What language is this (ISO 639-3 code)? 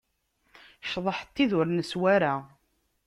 kab